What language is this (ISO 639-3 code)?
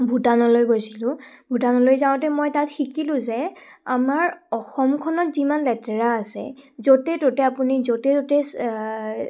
asm